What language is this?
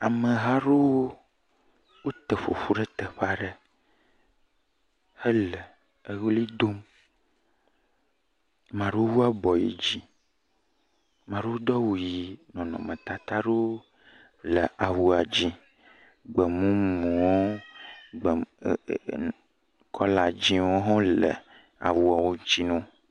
Ewe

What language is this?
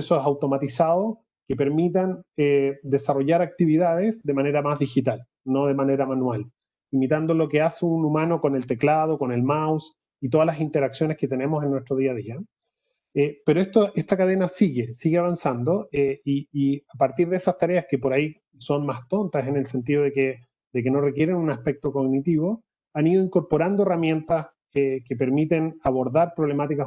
Spanish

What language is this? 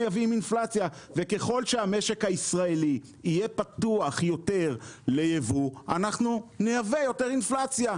Hebrew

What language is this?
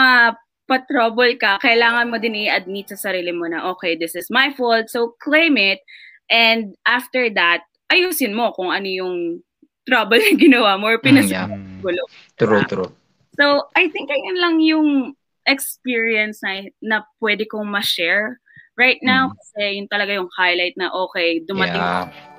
Filipino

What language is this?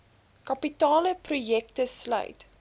Afrikaans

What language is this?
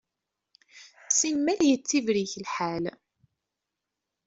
Kabyle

